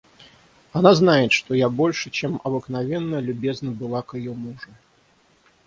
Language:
Russian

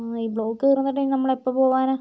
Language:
Malayalam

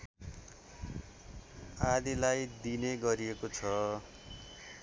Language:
Nepali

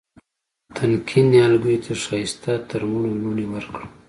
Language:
Pashto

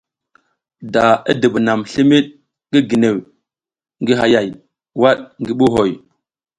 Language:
South Giziga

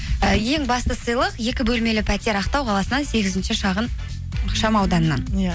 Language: Kazakh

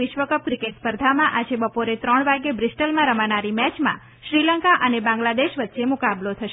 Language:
Gujarati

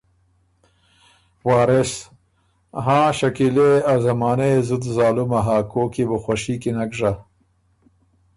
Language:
Ormuri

